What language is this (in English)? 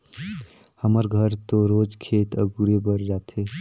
Chhattisgarhi